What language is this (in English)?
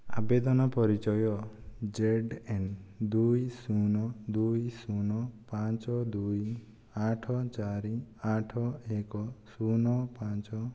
Odia